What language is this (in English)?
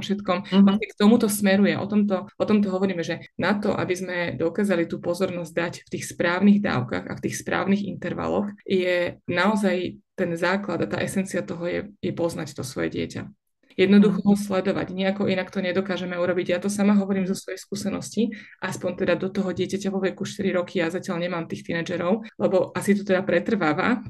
Slovak